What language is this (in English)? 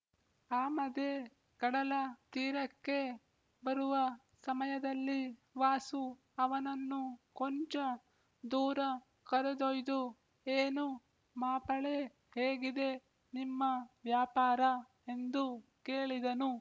Kannada